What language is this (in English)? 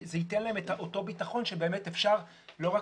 Hebrew